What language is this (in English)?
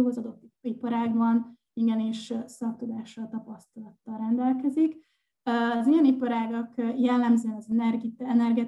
Hungarian